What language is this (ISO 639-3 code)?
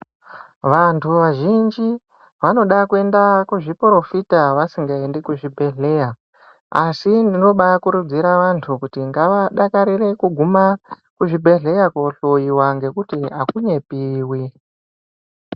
ndc